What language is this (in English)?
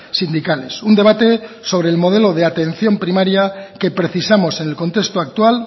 Spanish